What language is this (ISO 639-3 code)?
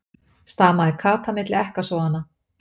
isl